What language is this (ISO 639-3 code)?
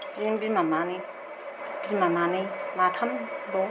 brx